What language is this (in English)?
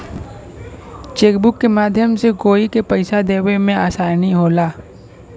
Bhojpuri